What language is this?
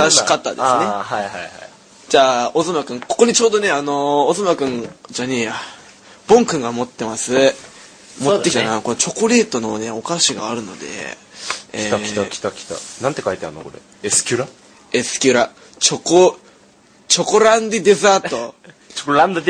Japanese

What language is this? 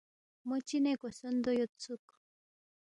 Balti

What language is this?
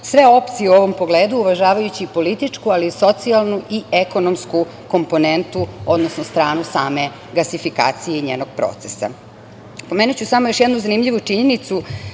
Serbian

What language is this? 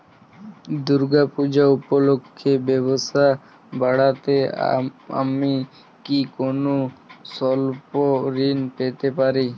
Bangla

